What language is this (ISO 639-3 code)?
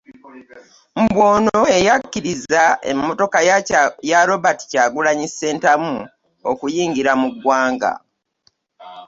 lug